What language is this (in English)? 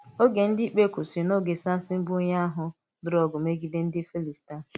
Igbo